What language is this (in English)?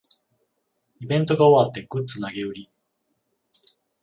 Japanese